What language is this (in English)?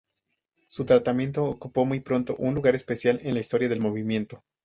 Spanish